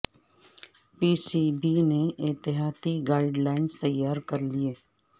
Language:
Urdu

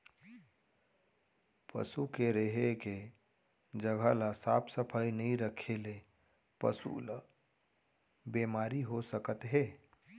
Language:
Chhattisgarhi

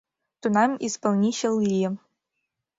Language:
Mari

